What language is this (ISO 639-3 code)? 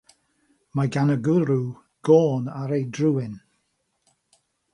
cym